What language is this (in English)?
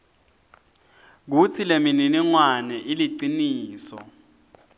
Swati